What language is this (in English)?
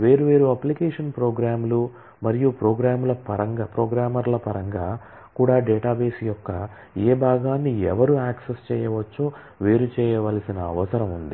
Telugu